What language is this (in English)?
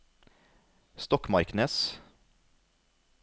Norwegian